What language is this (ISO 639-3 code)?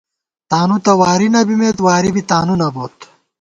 gwt